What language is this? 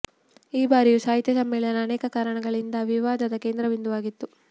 Kannada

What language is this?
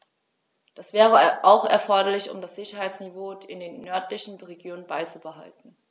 German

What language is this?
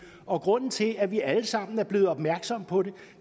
Danish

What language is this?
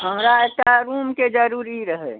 Maithili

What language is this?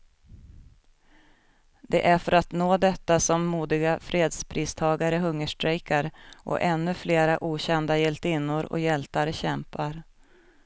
Swedish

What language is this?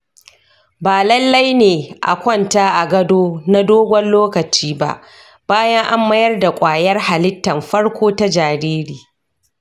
Hausa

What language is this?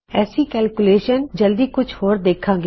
Punjabi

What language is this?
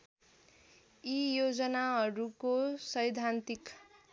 Nepali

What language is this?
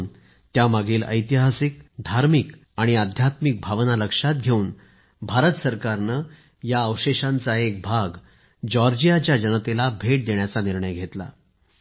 Marathi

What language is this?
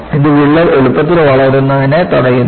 Malayalam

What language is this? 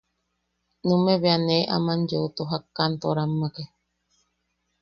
Yaqui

